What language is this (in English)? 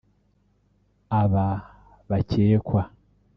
Kinyarwanda